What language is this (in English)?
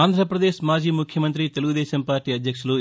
Telugu